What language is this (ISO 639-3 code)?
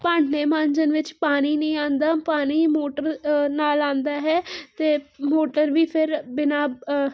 pan